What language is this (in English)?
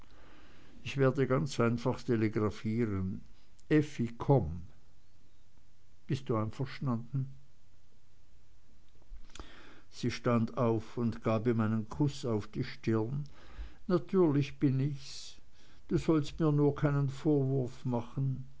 German